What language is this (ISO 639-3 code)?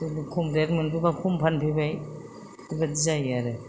brx